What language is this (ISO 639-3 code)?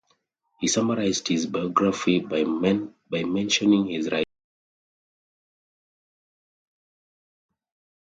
eng